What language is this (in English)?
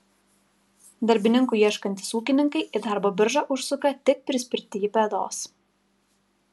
Lithuanian